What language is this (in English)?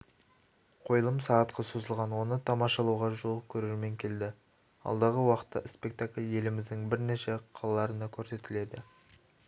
Kazakh